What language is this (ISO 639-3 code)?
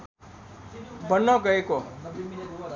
nep